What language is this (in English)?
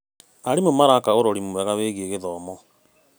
Kikuyu